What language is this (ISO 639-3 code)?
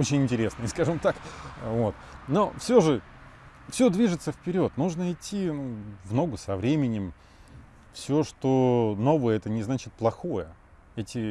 rus